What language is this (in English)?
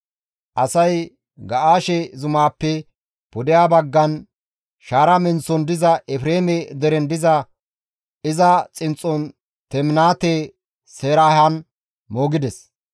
Gamo